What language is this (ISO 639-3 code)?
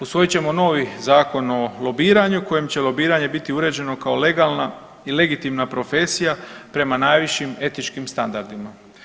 hrv